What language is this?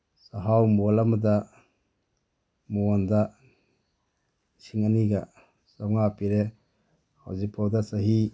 Manipuri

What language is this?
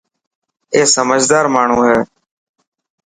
Dhatki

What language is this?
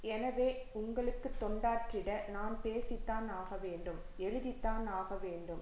Tamil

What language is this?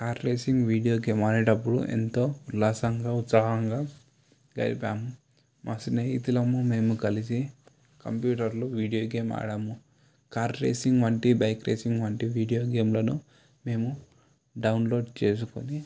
Telugu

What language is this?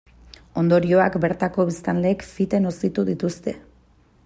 Basque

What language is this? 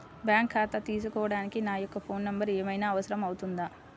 Telugu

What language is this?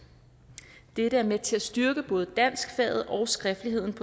Danish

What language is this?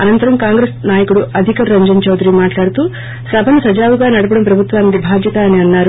Telugu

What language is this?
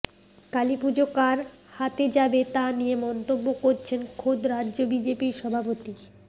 Bangla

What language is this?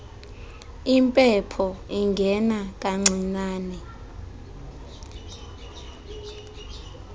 Xhosa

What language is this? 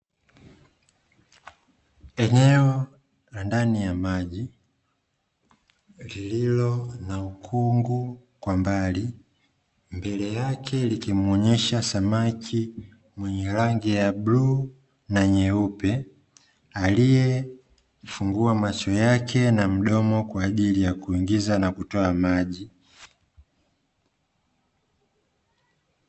Swahili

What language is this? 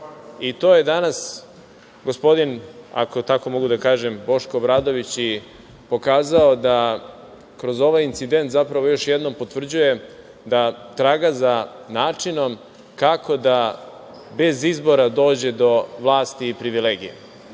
Serbian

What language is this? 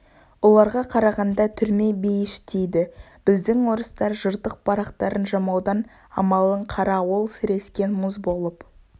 Kazakh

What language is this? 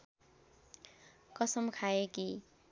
Nepali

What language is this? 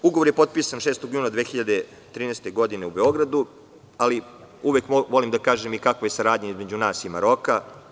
Serbian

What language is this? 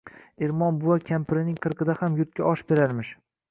Uzbek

